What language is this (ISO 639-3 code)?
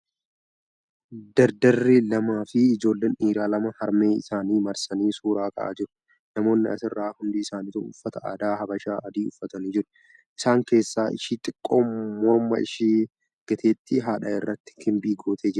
orm